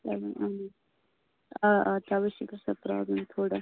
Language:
Kashmiri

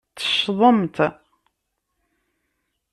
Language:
Kabyle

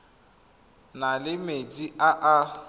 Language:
Tswana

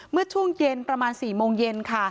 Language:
Thai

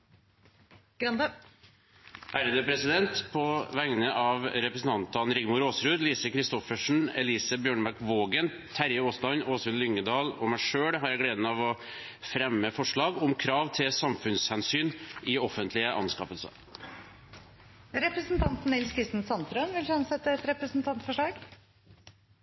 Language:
Norwegian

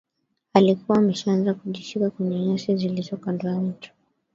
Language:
Swahili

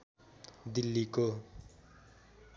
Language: Nepali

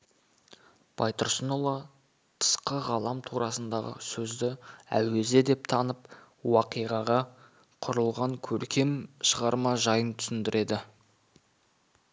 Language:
Kazakh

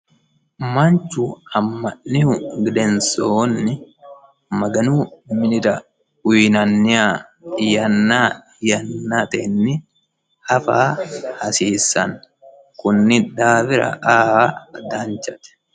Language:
Sidamo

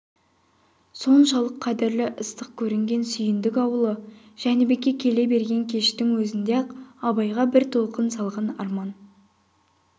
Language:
Kazakh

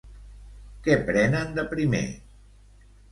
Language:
Catalan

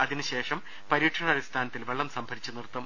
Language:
Malayalam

